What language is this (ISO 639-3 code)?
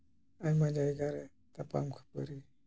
sat